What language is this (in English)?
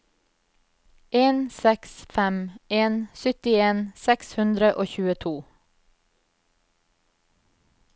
Norwegian